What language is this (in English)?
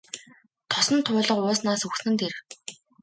Mongolian